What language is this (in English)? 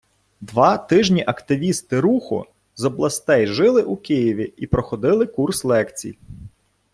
Ukrainian